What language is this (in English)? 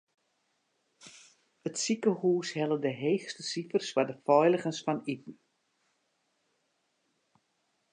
Western Frisian